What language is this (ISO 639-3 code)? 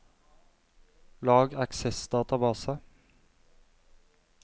nor